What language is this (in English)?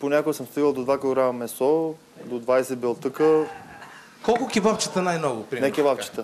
Bulgarian